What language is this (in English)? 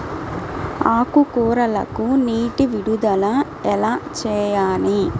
Telugu